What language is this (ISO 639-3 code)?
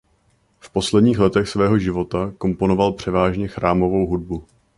ces